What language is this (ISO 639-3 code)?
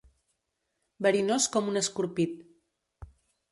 cat